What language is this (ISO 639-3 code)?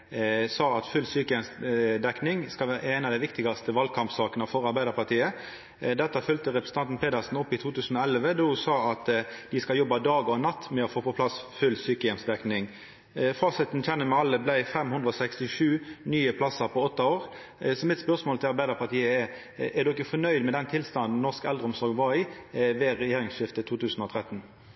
nno